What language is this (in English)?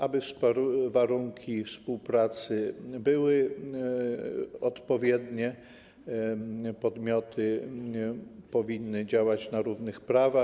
Polish